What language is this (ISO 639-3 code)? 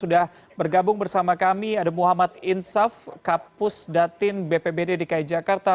ind